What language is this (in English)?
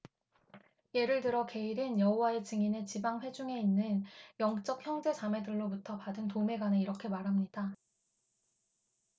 Korean